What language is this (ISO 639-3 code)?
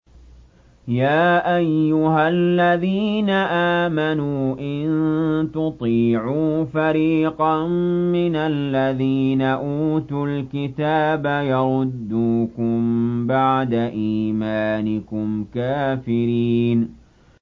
ara